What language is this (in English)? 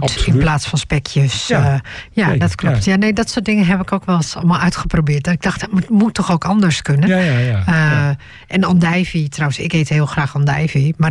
Dutch